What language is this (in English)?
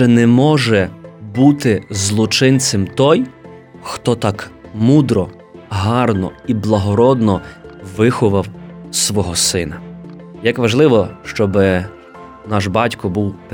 Ukrainian